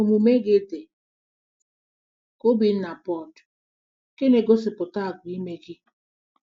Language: Igbo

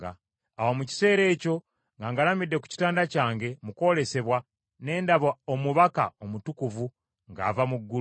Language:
Ganda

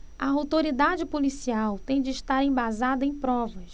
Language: Portuguese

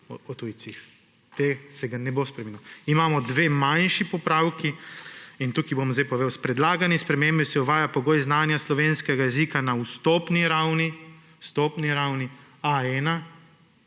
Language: Slovenian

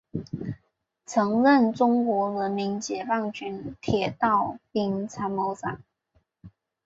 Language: Chinese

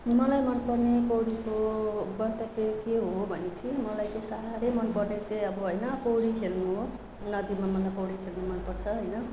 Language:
Nepali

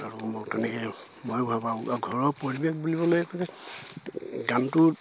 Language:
Assamese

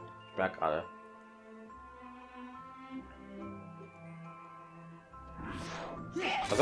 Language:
German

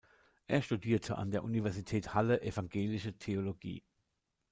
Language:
German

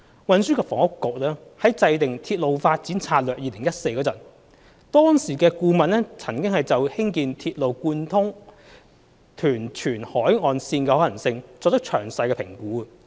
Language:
Cantonese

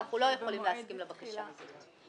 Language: Hebrew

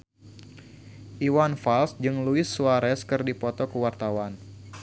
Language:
Sundanese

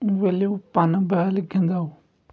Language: Kashmiri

